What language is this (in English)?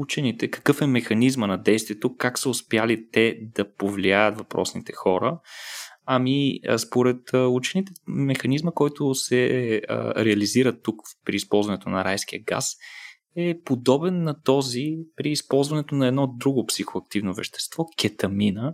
Bulgarian